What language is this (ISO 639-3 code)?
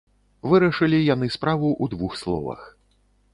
bel